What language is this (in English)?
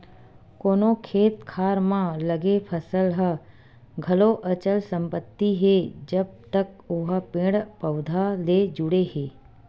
Chhattisgarhi